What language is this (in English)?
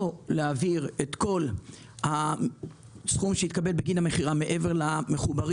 Hebrew